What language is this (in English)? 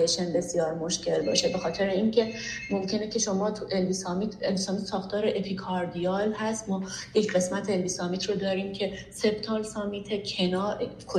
Persian